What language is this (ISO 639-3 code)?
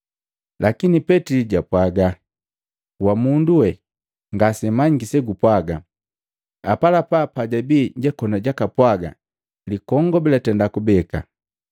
mgv